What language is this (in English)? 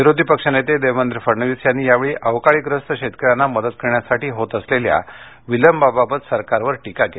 Marathi